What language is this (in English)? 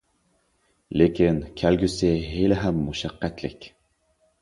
Uyghur